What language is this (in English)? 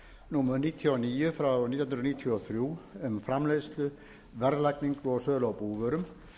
Icelandic